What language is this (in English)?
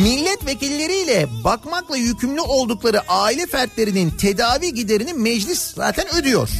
Turkish